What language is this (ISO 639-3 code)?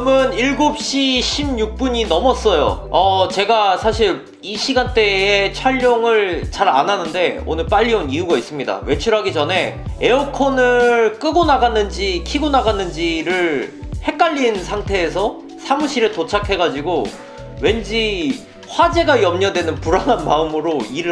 kor